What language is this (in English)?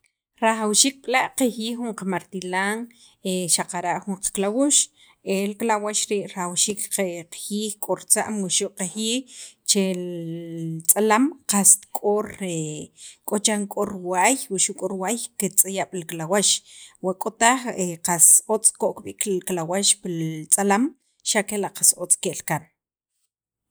Sacapulteco